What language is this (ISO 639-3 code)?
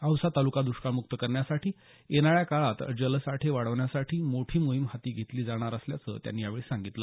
mar